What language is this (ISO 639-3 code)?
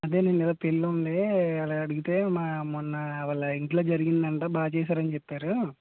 tel